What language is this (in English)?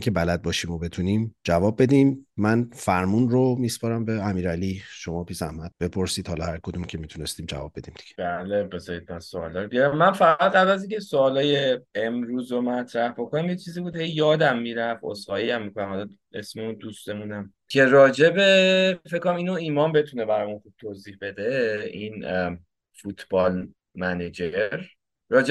Persian